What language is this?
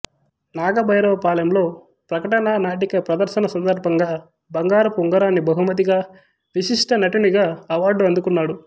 Telugu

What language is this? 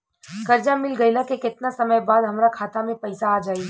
Bhojpuri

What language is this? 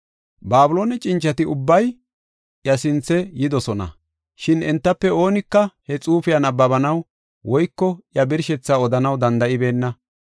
Gofa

